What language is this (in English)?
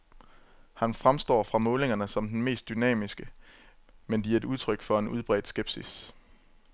Danish